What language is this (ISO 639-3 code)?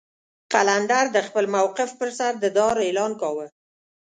pus